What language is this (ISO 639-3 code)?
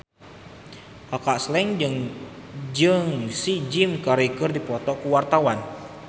sun